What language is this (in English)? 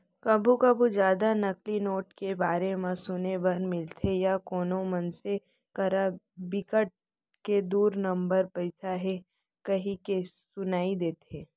Chhattisgarhi